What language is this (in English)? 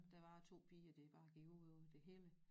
Danish